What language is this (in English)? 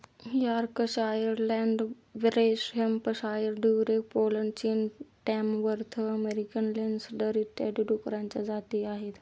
Marathi